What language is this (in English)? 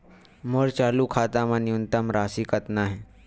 Chhattisgarhi